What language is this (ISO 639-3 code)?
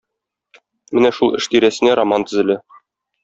tat